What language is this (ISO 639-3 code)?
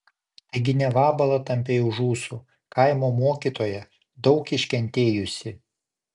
lit